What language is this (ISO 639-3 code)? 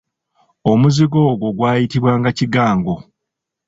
lug